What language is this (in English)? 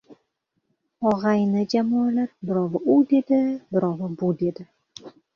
Uzbek